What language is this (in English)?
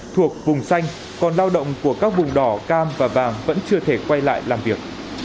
Vietnamese